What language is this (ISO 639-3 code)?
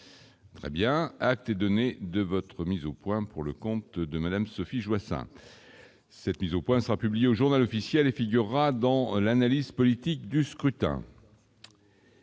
fra